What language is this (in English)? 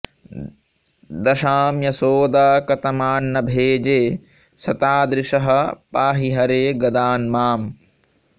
Sanskrit